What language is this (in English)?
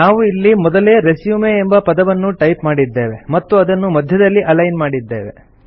Kannada